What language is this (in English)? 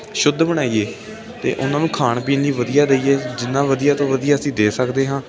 Punjabi